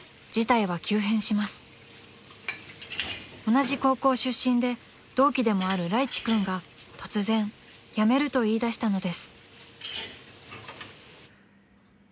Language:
Japanese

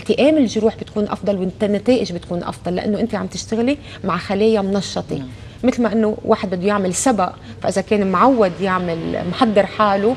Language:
Arabic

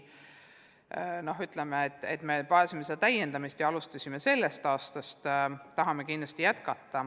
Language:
Estonian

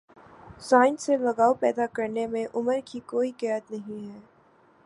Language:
Urdu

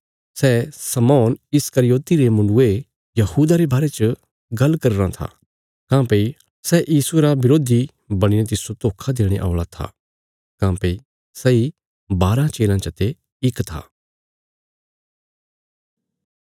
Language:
Bilaspuri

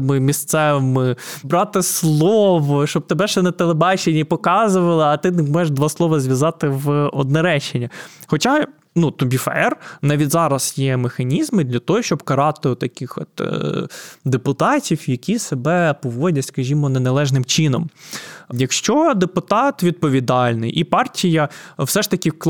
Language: Ukrainian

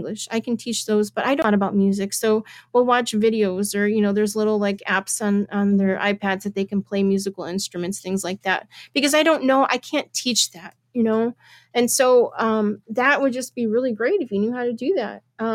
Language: English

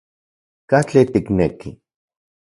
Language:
Central Puebla Nahuatl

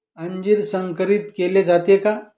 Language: Marathi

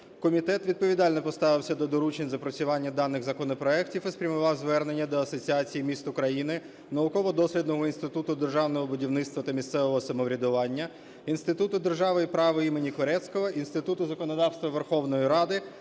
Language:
Ukrainian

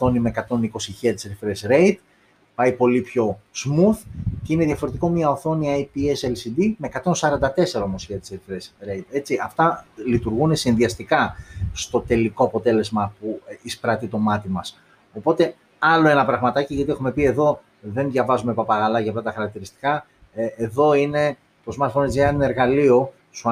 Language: Greek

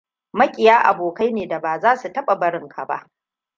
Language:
Hausa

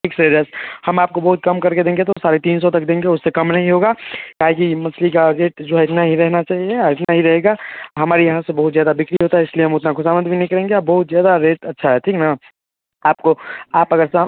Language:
Hindi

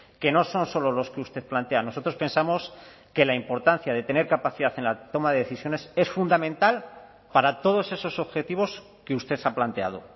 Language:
Spanish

